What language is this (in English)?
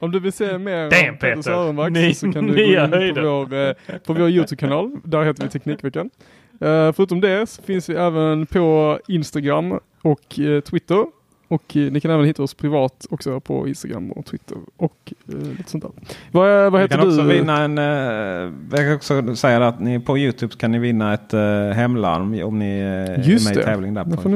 Swedish